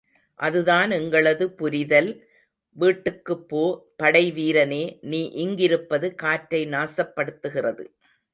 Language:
Tamil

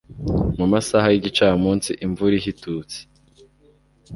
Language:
Kinyarwanda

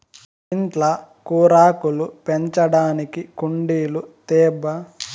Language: Telugu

